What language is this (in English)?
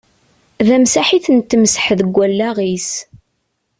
Kabyle